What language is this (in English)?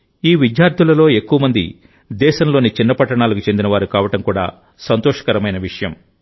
Telugu